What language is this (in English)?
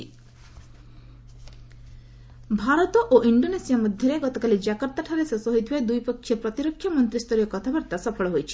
Odia